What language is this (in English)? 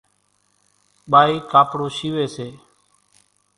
Kachi Koli